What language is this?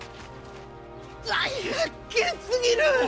Japanese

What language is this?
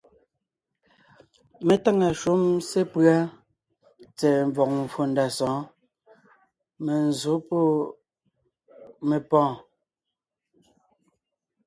Ngiemboon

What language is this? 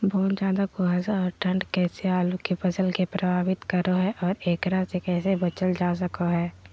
Magahi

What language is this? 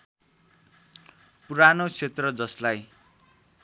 Nepali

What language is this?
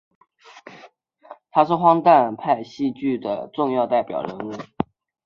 Chinese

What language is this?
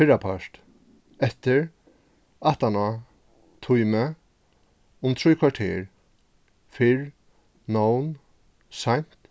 Faroese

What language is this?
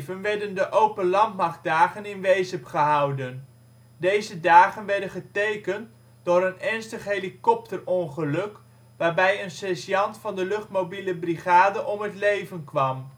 Dutch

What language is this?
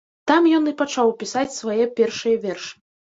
Belarusian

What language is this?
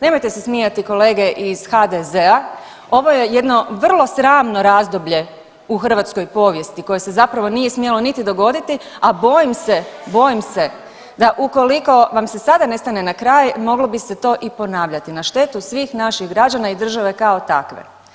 Croatian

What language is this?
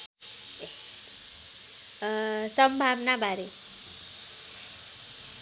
Nepali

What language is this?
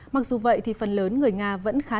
Vietnamese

